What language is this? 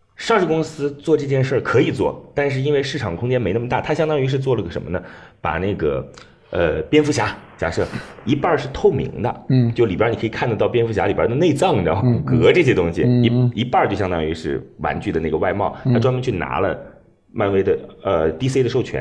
Chinese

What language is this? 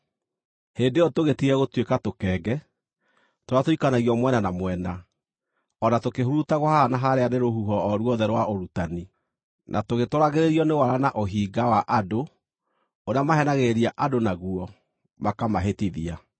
Kikuyu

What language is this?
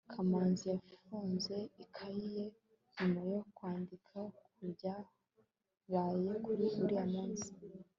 Kinyarwanda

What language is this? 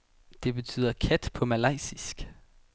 Danish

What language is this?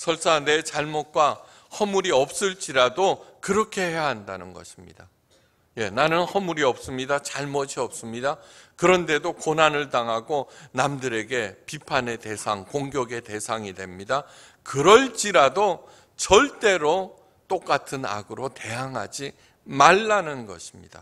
Korean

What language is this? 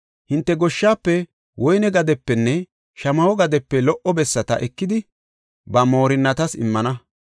Gofa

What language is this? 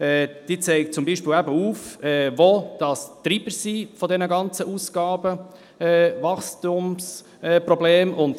Swiss German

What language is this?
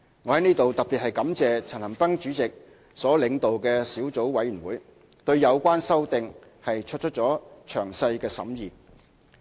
Cantonese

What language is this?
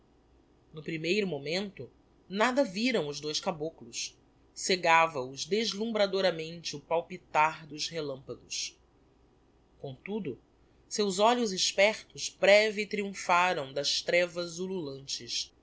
Portuguese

